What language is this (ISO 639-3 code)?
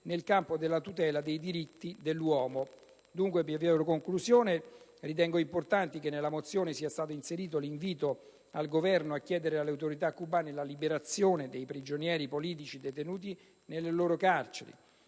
ita